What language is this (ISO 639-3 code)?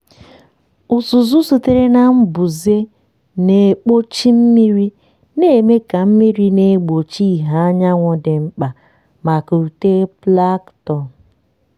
ibo